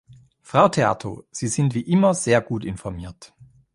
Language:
German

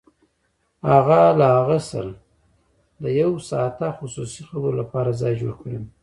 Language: Pashto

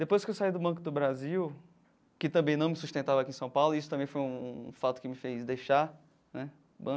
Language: Portuguese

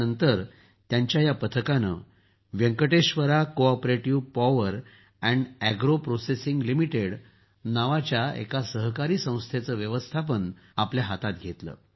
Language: Marathi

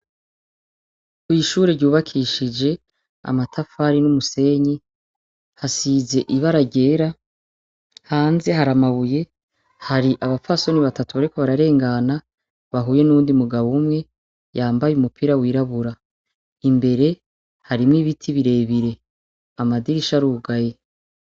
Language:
Rundi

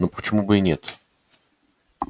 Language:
Russian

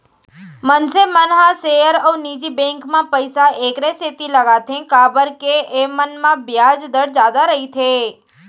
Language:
Chhattisgarhi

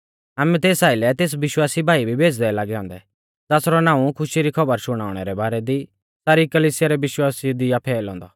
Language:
Mahasu Pahari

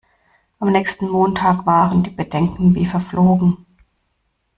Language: German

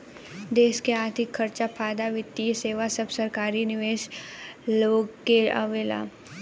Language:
Bhojpuri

